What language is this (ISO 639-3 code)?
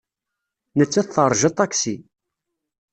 kab